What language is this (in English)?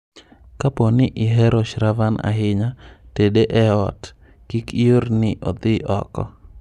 Luo (Kenya and Tanzania)